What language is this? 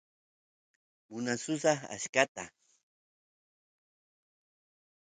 Santiago del Estero Quichua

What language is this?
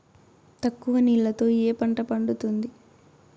Telugu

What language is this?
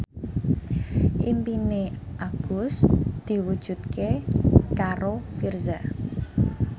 Javanese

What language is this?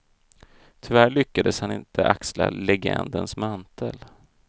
Swedish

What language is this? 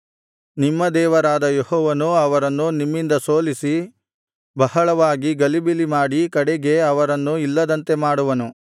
Kannada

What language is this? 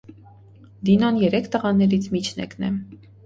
Armenian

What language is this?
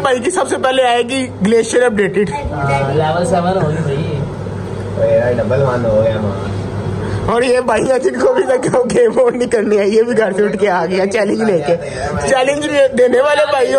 Hindi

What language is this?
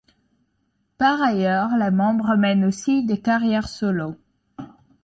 French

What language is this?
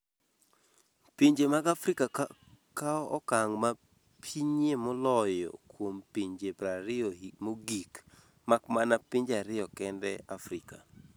Luo (Kenya and Tanzania)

